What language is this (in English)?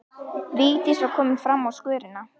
Icelandic